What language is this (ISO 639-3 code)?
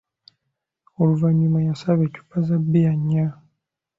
lug